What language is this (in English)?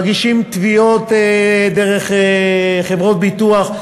Hebrew